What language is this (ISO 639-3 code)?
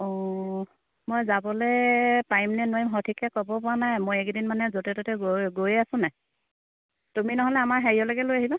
asm